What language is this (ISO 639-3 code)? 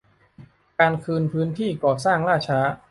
tha